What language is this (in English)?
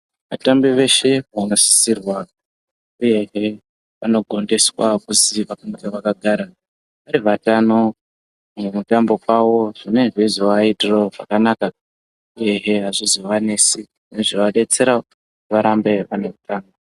Ndau